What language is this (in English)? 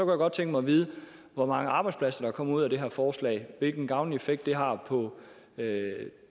Danish